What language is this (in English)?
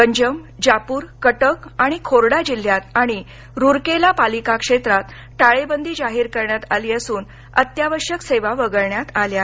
Marathi